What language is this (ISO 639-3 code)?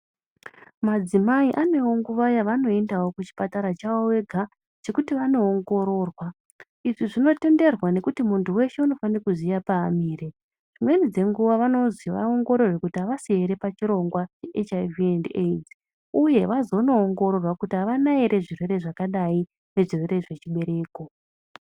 ndc